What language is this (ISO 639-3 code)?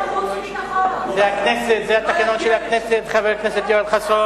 heb